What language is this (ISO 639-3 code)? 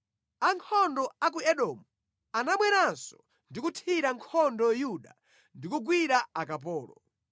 nya